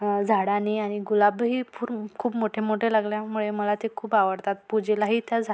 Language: Marathi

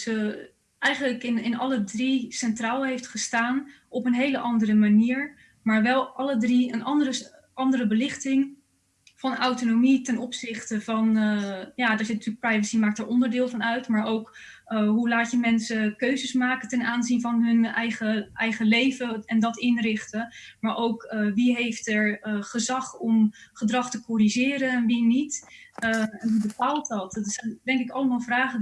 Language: Dutch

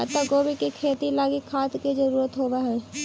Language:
Magahi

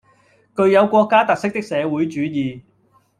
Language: Cantonese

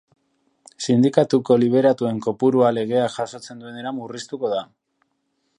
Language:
Basque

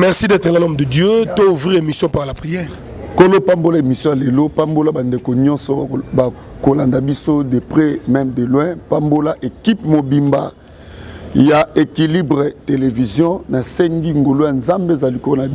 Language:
French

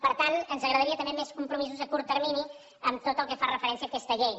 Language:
Catalan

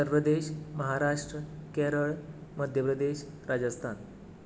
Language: Konkani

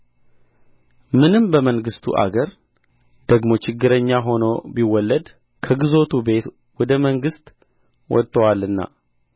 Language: Amharic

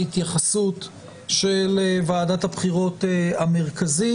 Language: Hebrew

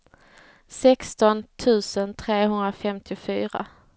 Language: Swedish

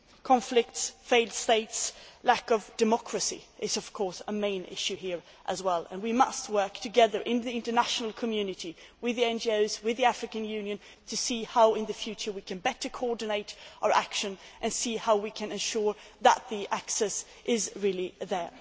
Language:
English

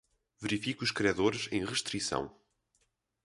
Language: Portuguese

